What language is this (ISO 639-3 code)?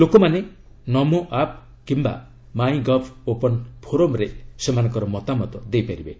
ori